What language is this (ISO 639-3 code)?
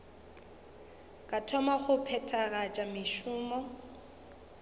nso